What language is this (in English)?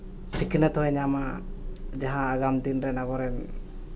Santali